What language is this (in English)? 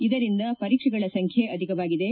Kannada